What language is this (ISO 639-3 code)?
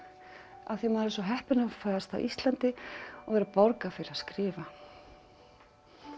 isl